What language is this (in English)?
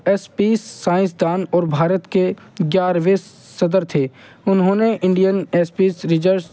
Urdu